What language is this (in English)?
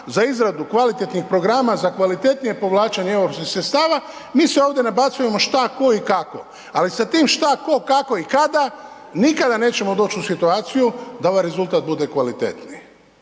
Croatian